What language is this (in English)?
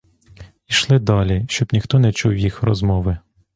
Ukrainian